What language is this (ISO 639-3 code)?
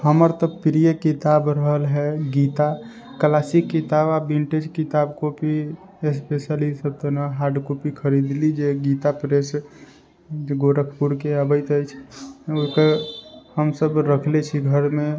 mai